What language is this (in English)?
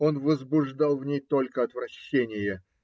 Russian